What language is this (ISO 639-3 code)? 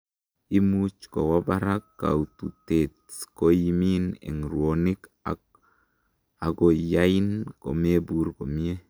kln